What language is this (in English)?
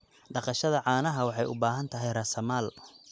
Somali